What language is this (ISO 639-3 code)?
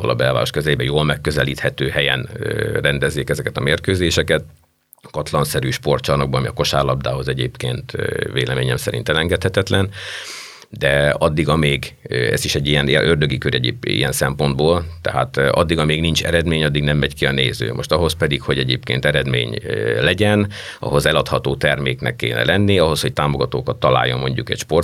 hun